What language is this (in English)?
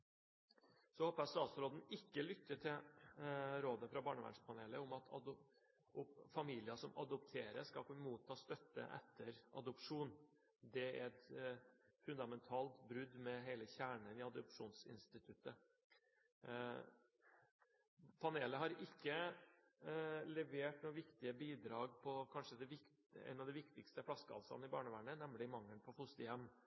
Norwegian Bokmål